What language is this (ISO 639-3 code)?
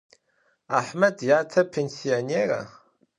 ady